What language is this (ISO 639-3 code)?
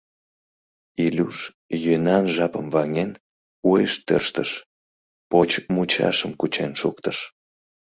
chm